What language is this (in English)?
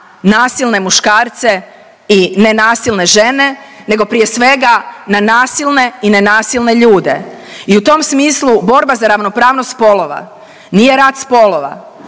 Croatian